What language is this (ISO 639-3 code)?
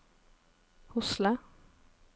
nor